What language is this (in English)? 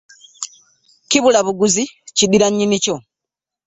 Ganda